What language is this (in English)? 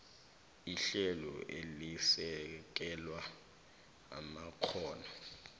South Ndebele